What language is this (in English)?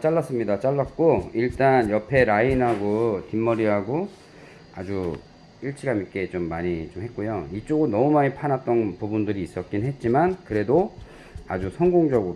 Korean